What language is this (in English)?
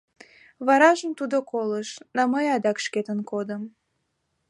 Mari